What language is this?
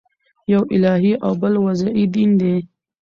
Pashto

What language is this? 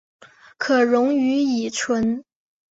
Chinese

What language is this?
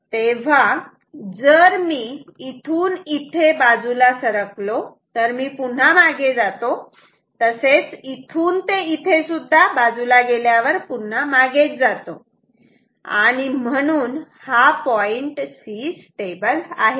Marathi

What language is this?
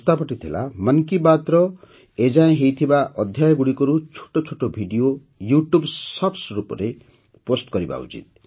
Odia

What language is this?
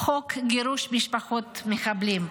Hebrew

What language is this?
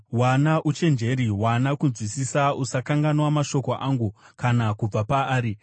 Shona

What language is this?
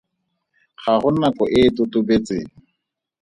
Tswana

